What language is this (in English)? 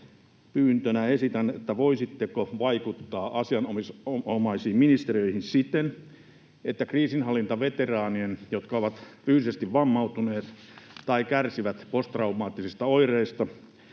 Finnish